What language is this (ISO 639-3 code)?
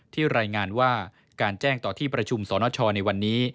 tha